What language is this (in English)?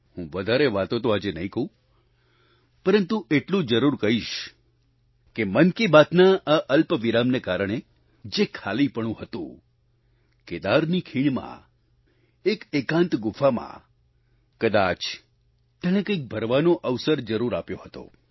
Gujarati